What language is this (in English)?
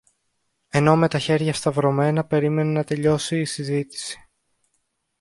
Greek